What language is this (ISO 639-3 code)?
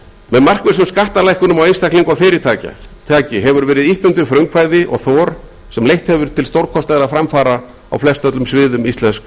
isl